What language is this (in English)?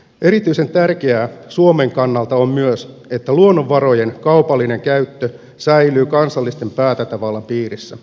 Finnish